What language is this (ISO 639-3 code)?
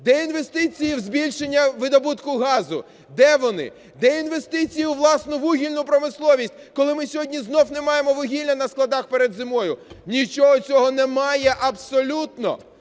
ukr